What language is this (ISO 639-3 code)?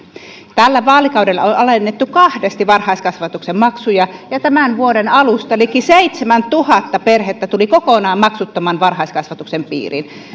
fin